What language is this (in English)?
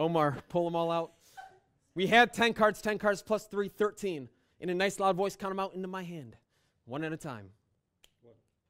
English